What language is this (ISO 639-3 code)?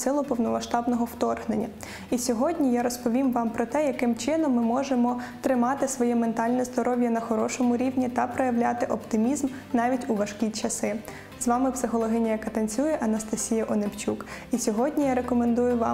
ukr